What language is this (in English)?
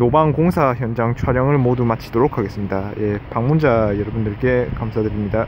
Korean